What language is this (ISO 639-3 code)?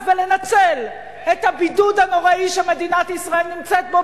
heb